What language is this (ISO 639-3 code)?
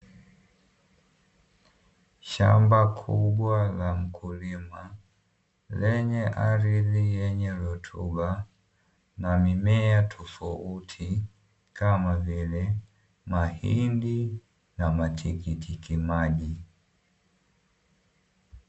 swa